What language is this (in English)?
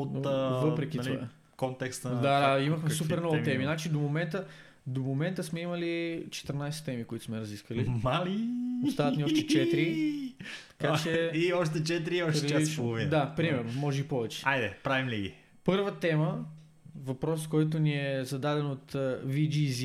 Bulgarian